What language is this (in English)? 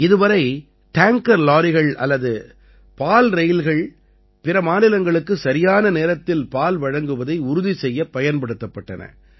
Tamil